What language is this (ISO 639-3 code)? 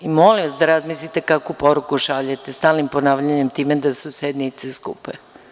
srp